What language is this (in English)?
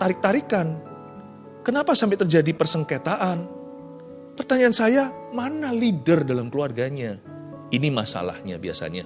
Indonesian